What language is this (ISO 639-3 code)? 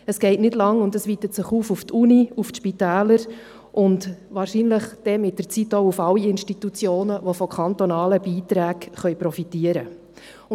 gsw